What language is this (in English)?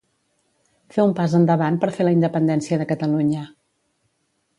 Catalan